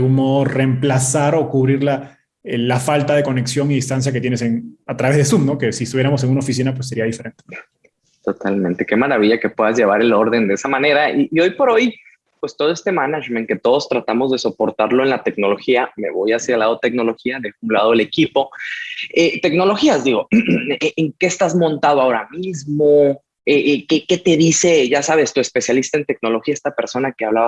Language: Spanish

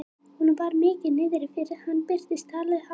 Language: Icelandic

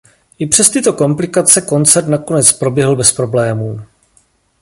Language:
Czech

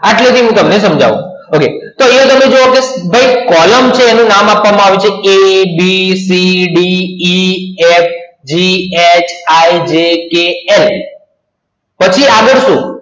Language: Gujarati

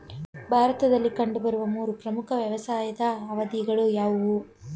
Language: Kannada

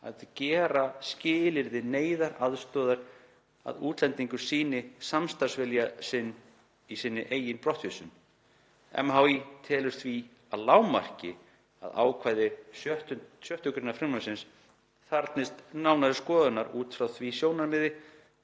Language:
Icelandic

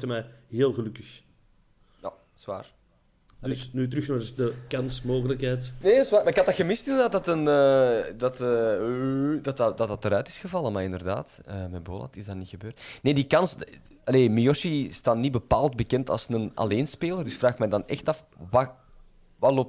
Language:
Dutch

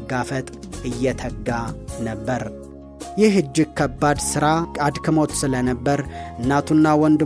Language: Amharic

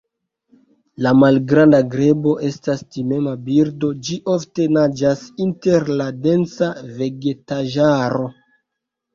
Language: Esperanto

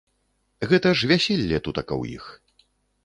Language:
Belarusian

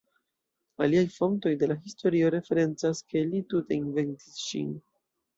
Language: Esperanto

